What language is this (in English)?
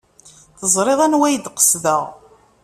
Kabyle